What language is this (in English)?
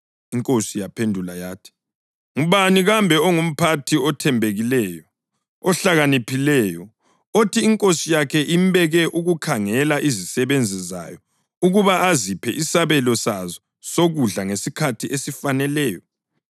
North Ndebele